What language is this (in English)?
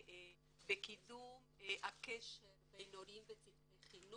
Hebrew